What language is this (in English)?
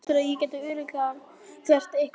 Icelandic